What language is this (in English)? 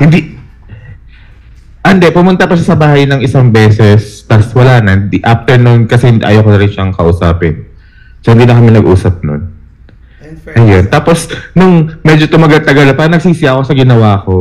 Filipino